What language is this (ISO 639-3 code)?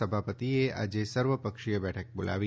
guj